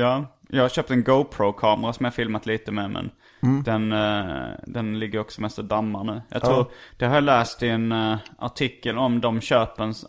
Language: Swedish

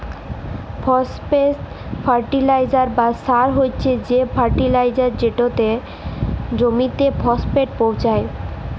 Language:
Bangla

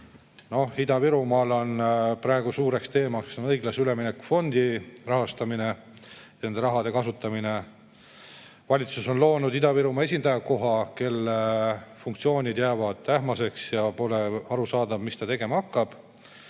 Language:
Estonian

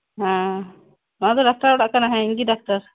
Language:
Santali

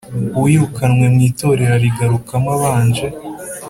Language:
Kinyarwanda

